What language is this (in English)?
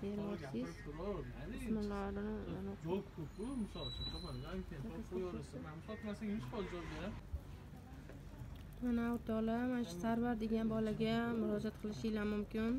Turkish